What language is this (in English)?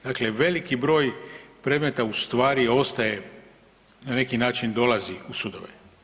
Croatian